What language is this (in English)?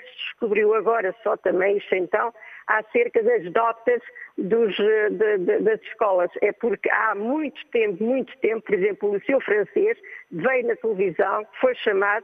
Portuguese